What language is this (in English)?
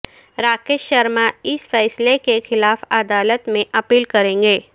Urdu